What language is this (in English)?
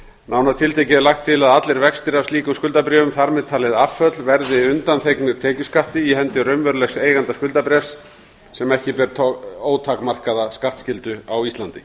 Icelandic